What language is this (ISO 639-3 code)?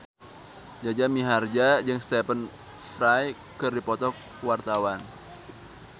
sun